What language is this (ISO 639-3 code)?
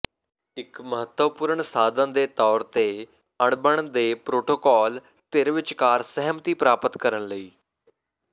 pan